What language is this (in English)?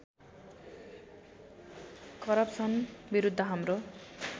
Nepali